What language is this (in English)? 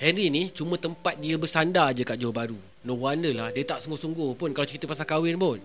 Malay